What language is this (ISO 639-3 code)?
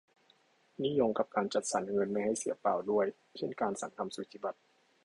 tha